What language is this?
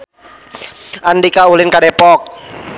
Sundanese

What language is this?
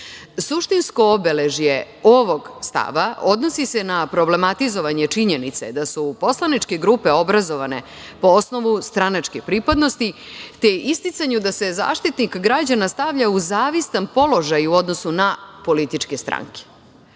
Serbian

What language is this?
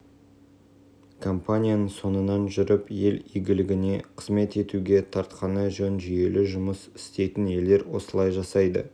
Kazakh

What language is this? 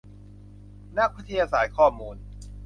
Thai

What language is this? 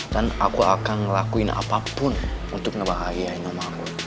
Indonesian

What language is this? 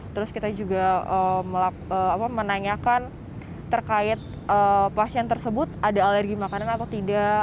Indonesian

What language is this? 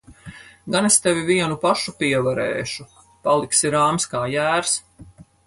Latvian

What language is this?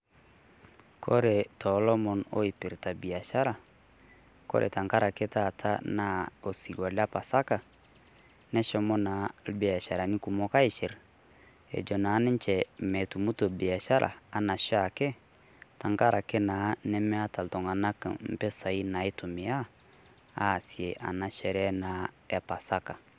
Masai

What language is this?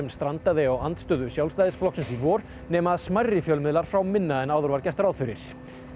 Icelandic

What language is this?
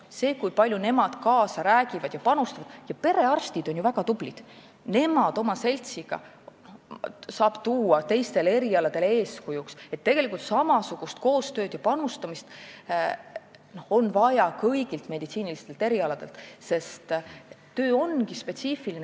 Estonian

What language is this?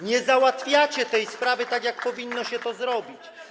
Polish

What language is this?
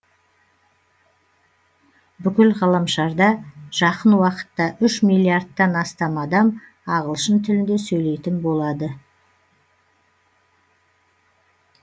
Kazakh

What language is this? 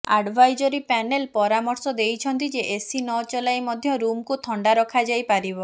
Odia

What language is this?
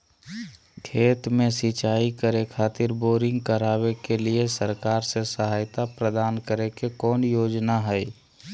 Magahi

